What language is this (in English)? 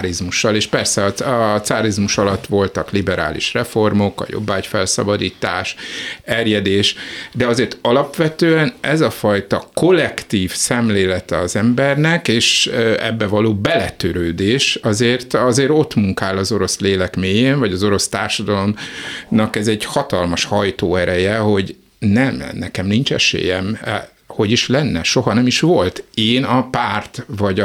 Hungarian